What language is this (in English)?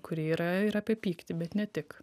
Lithuanian